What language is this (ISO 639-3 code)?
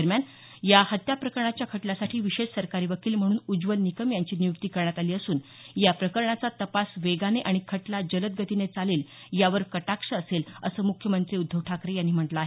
mar